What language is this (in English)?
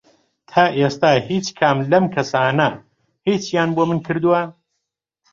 Central Kurdish